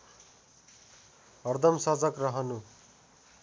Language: Nepali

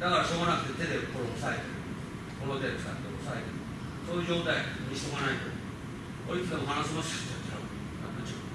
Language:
Japanese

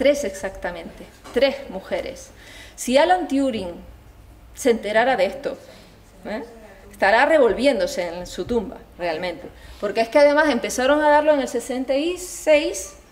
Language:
Spanish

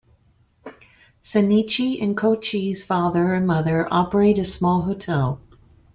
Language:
English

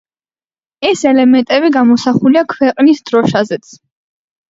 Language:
Georgian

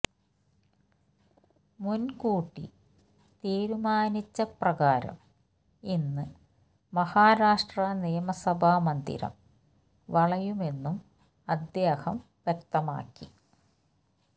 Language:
Malayalam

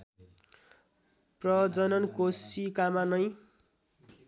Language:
Nepali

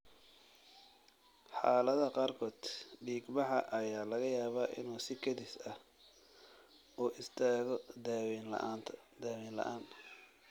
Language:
Somali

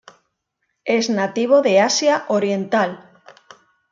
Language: Spanish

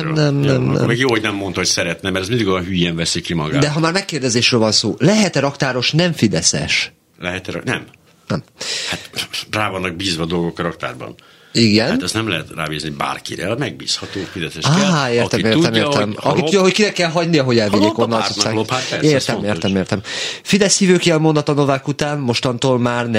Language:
Hungarian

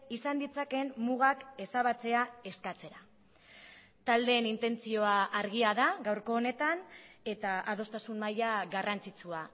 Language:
Basque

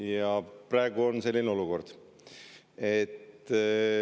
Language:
Estonian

